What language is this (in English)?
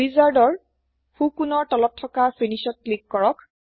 Assamese